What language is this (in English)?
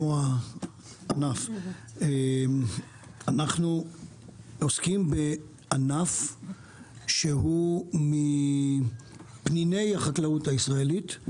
Hebrew